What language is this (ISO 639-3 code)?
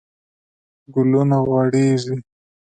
pus